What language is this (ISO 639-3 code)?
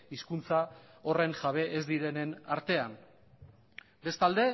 eus